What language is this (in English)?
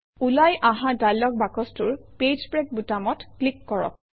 Assamese